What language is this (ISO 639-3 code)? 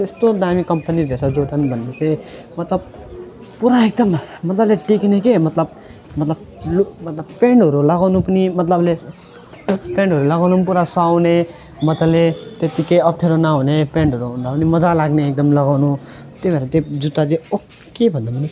nep